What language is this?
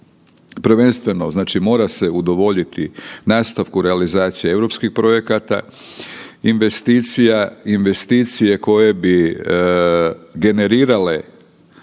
Croatian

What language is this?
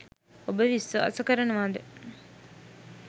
Sinhala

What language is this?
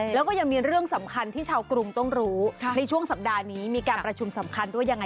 Thai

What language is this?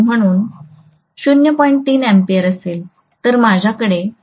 Marathi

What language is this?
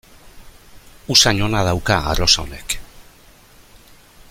Basque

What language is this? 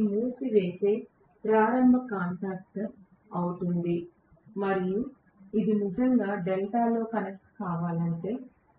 Telugu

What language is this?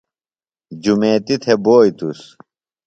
Phalura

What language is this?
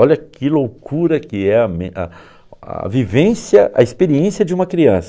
Portuguese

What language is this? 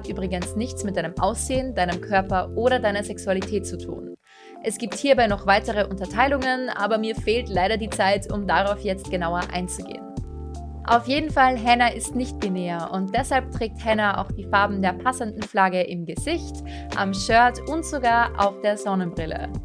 German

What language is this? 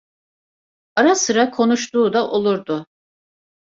Turkish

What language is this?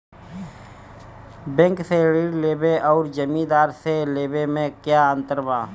Bhojpuri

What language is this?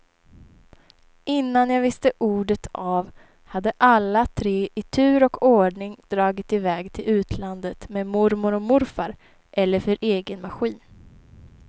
Swedish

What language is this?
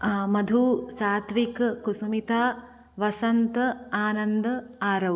Sanskrit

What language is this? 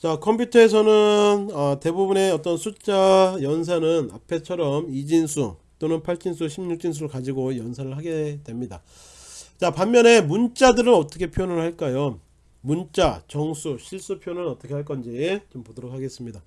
Korean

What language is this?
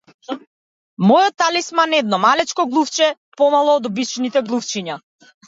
Macedonian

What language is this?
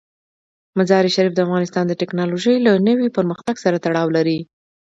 Pashto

